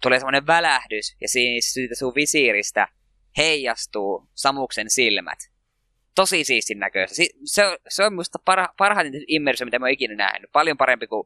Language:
Finnish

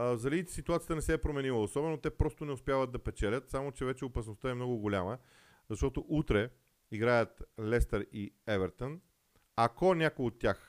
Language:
Bulgarian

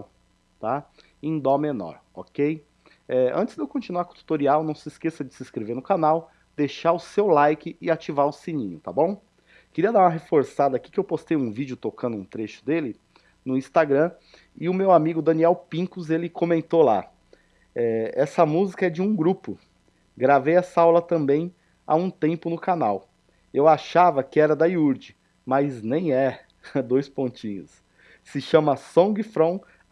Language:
Portuguese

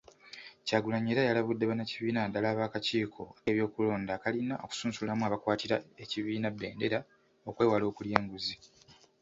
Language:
Ganda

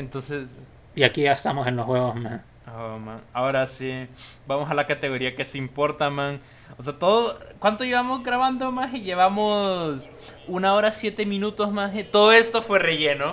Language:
Spanish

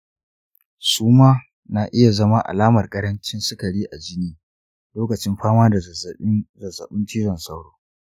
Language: Hausa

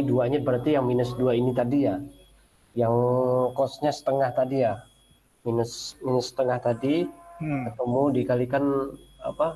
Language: Indonesian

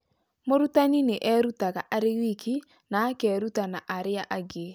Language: Kikuyu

